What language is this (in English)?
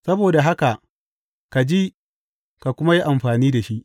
Hausa